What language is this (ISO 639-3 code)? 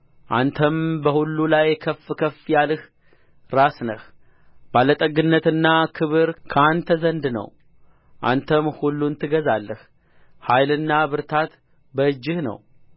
amh